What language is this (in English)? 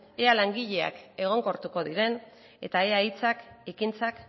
Basque